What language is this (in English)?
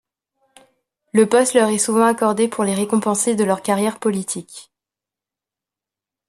French